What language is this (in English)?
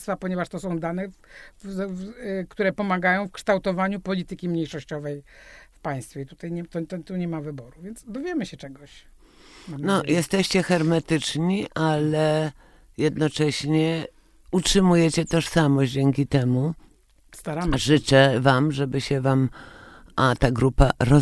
Polish